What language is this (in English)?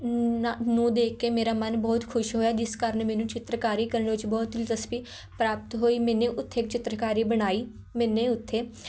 Punjabi